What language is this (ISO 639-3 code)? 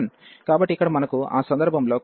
tel